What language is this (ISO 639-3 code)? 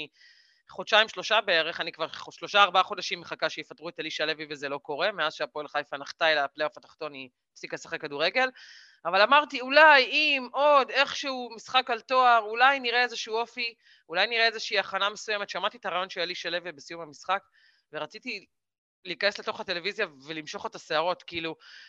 heb